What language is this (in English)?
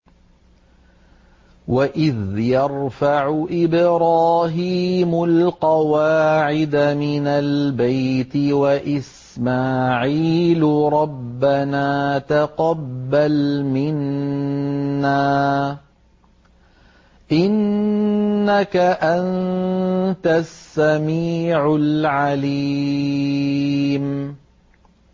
Arabic